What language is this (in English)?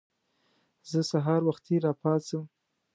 Pashto